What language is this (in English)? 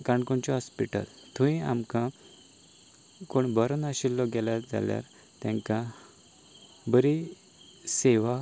Konkani